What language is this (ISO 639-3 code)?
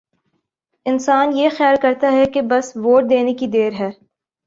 urd